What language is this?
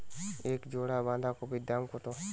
Bangla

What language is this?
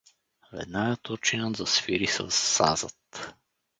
Bulgarian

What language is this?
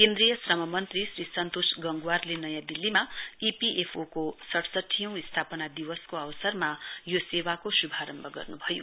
Nepali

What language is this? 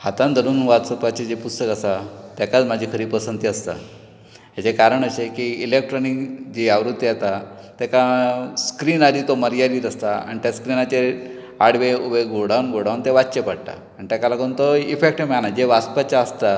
Konkani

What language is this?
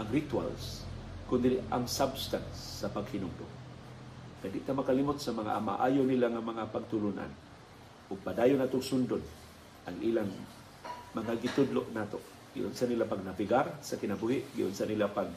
Filipino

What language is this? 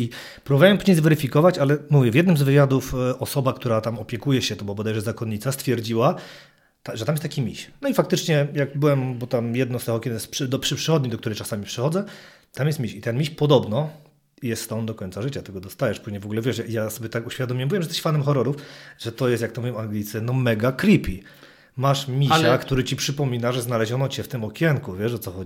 Polish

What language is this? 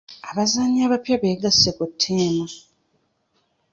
Ganda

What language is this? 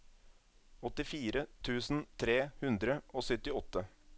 Norwegian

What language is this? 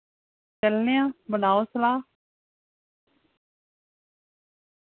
Dogri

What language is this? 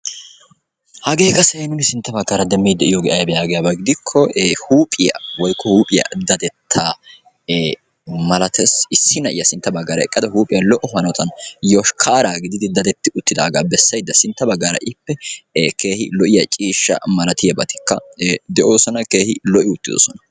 Wolaytta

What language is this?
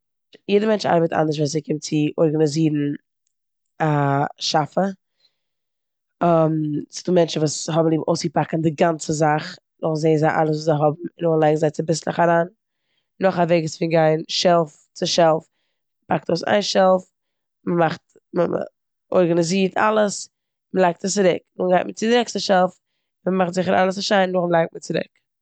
Yiddish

